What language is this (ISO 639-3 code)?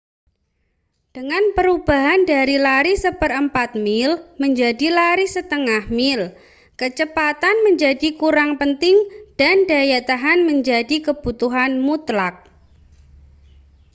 ind